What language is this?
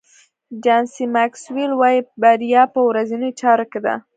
Pashto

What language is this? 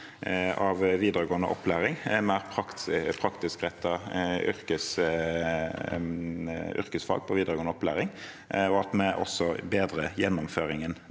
Norwegian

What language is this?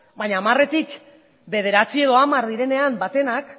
Basque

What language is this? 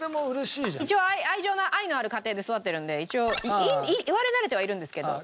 Japanese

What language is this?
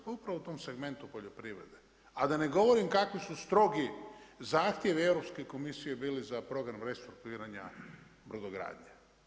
Croatian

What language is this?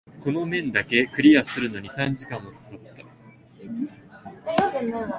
Japanese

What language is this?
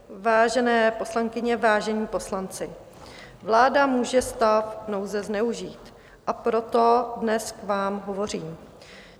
Czech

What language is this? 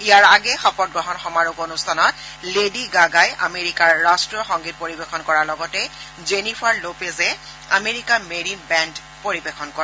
Assamese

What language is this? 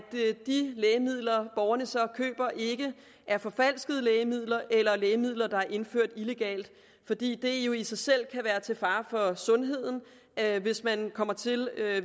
Danish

